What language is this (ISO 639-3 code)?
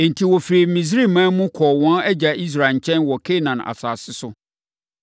aka